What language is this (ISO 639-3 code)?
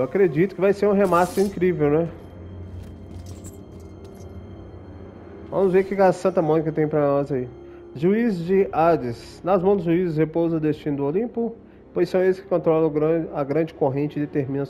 por